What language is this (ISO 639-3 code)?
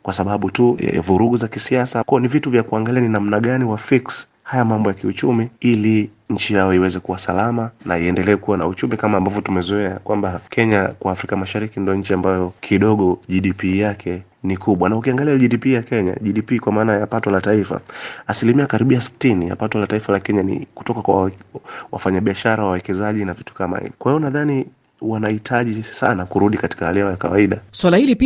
swa